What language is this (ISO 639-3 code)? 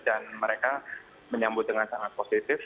ind